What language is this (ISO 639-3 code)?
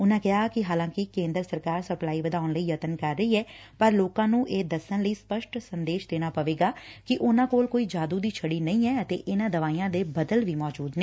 pan